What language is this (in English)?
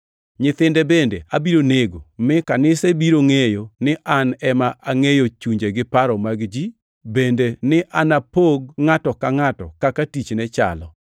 Luo (Kenya and Tanzania)